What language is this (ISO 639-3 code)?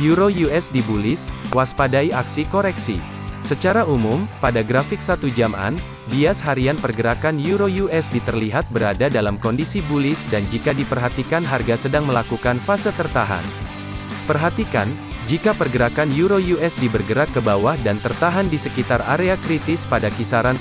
ind